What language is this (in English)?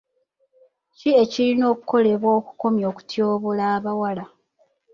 Ganda